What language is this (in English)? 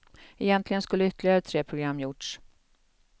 Swedish